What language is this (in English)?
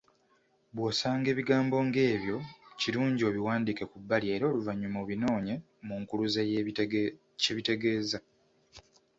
Ganda